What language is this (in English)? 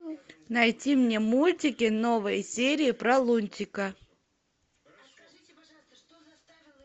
Russian